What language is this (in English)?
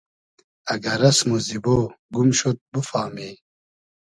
Hazaragi